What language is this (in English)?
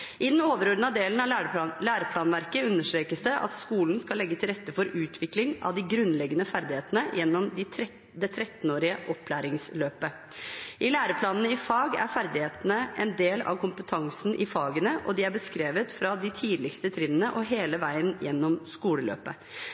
Norwegian Bokmål